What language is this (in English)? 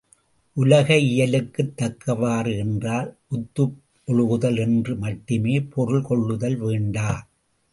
Tamil